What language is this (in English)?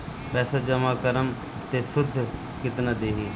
Bhojpuri